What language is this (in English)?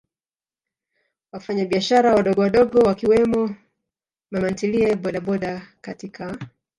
Swahili